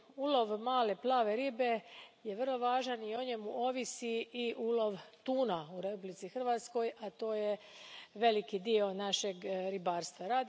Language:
Croatian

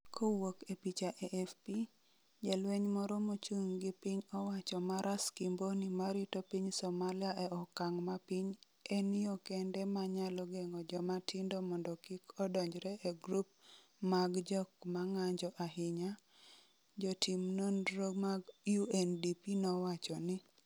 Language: Luo (Kenya and Tanzania)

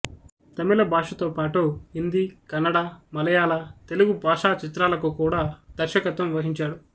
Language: Telugu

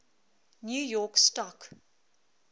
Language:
English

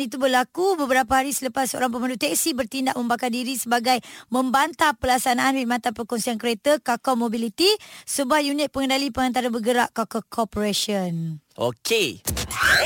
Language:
Malay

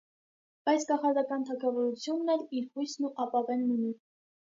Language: Armenian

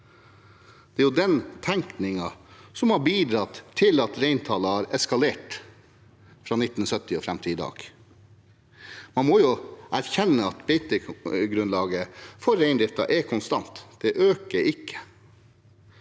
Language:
Norwegian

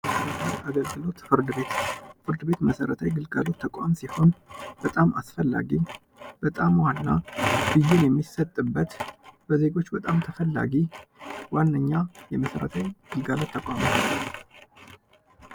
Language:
Amharic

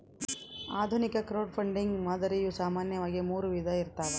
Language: Kannada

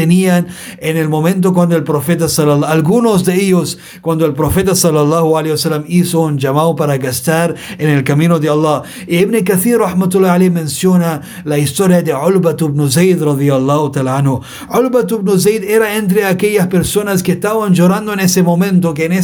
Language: Spanish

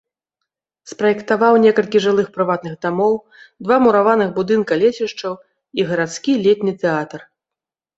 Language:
Belarusian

